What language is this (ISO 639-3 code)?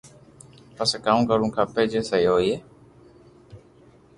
lrk